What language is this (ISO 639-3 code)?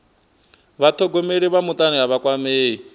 ven